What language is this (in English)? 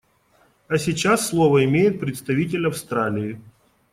Russian